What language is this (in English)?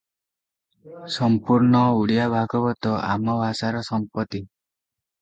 Odia